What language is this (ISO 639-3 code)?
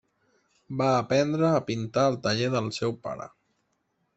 cat